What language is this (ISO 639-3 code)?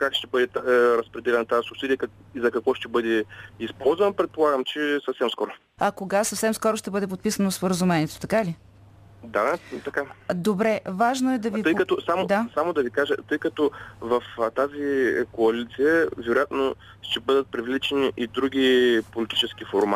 bul